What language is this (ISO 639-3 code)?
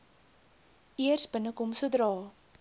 afr